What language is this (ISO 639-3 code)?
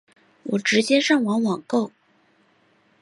zho